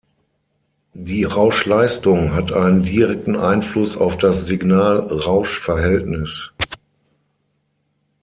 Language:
German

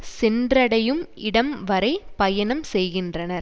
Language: Tamil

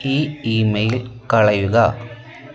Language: Malayalam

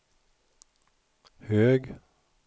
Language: Swedish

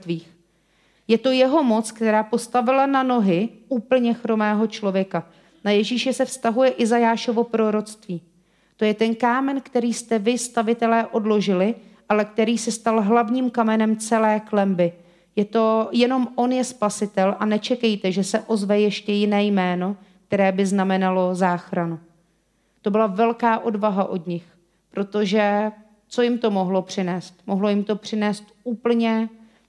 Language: Czech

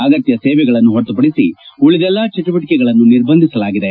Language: Kannada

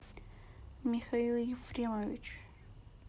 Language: Russian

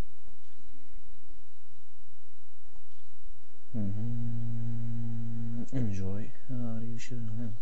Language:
Arabic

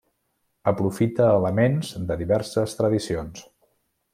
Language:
Catalan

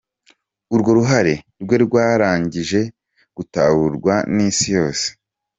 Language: Kinyarwanda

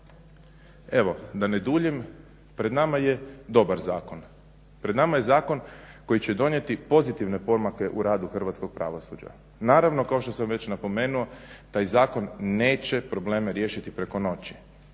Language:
Croatian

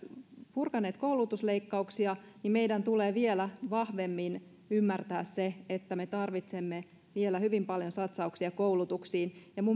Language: Finnish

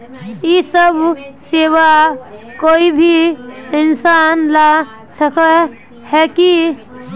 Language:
Magahi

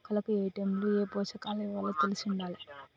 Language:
Telugu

